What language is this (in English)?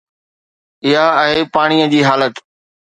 Sindhi